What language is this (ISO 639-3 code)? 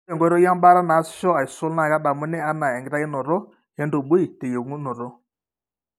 mas